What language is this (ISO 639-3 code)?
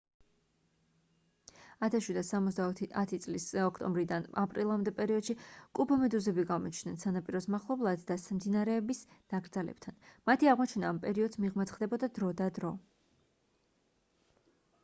kat